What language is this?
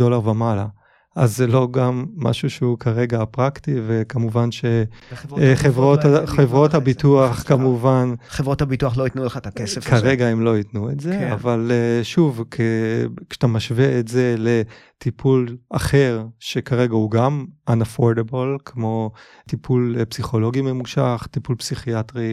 Hebrew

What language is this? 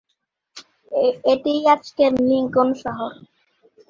Bangla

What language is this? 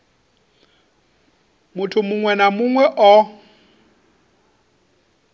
Venda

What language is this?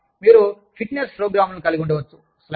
Telugu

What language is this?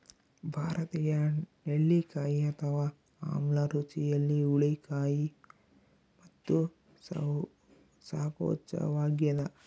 Kannada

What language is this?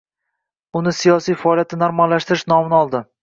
Uzbek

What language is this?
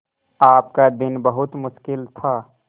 Hindi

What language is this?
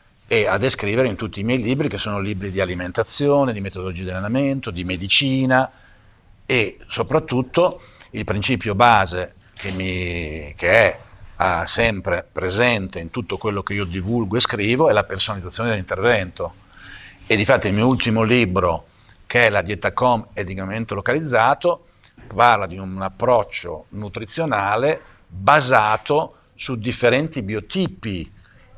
Italian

